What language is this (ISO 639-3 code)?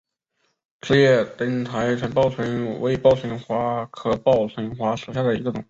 zho